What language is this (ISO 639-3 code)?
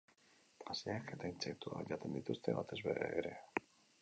eus